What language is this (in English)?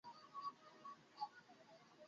Bangla